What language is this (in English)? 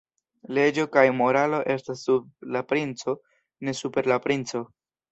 Esperanto